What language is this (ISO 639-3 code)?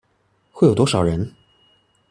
zho